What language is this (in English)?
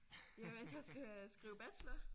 Danish